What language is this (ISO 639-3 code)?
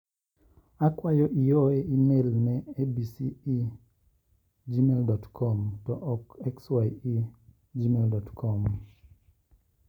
luo